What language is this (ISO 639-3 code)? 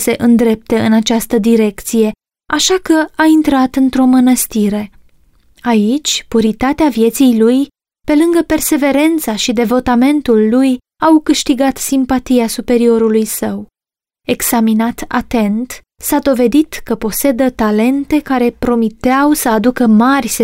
ron